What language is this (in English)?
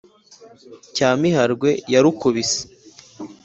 Kinyarwanda